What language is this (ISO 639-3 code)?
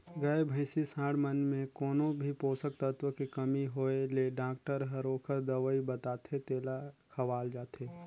hne